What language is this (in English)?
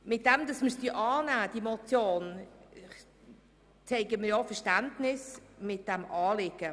Swiss German